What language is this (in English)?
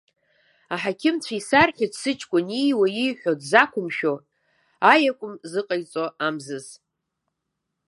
Abkhazian